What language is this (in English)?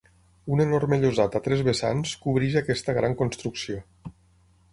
Catalan